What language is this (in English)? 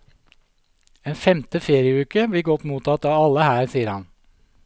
Norwegian